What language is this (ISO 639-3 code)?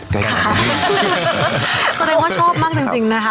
tha